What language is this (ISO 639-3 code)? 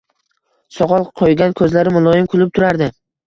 uzb